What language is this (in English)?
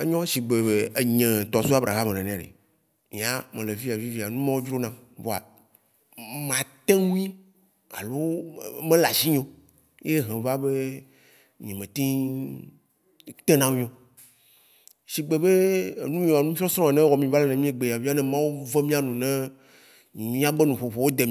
Waci Gbe